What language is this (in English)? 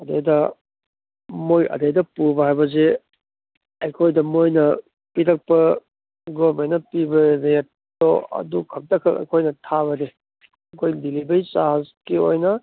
Manipuri